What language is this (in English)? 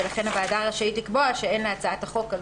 Hebrew